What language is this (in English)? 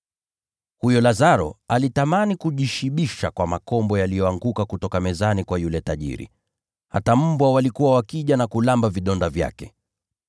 Swahili